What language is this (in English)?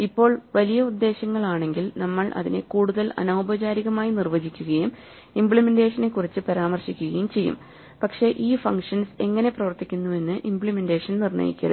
Malayalam